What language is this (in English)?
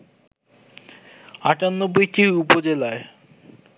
Bangla